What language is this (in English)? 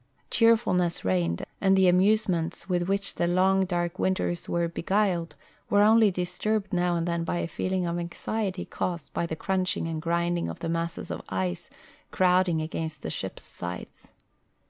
English